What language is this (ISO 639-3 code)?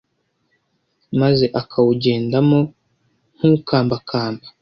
kin